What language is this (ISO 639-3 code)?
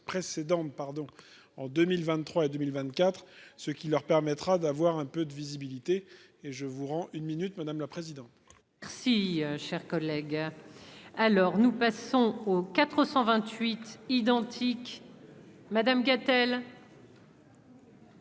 fra